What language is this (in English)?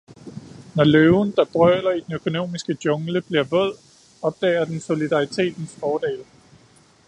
Danish